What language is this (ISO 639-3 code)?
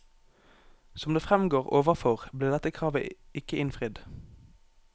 nor